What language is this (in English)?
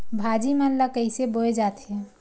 Chhattisgarhi